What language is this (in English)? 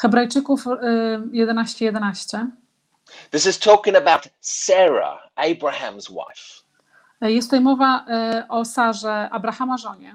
Polish